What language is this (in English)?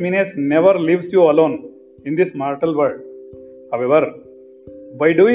Kannada